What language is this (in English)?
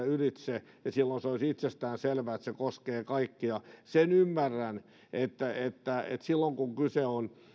Finnish